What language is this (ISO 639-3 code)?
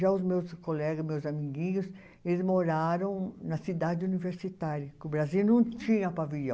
por